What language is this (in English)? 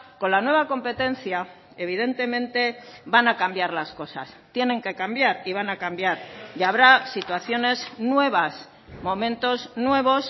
Spanish